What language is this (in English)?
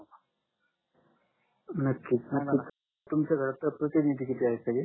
Marathi